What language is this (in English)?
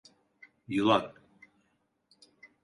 Turkish